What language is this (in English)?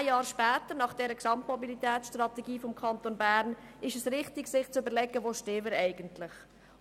Swiss German